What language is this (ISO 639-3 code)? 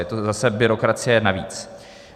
ces